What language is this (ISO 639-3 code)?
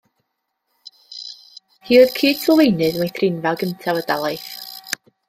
cym